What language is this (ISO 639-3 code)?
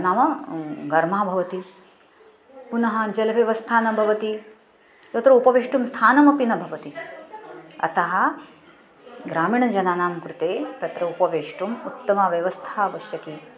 san